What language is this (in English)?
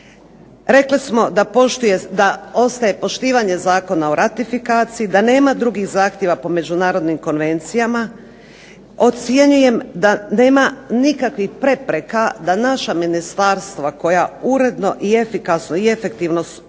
Croatian